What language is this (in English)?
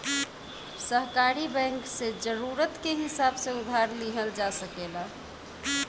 Bhojpuri